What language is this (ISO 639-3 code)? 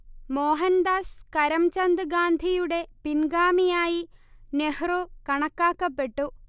mal